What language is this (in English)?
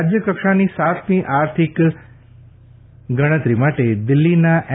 Gujarati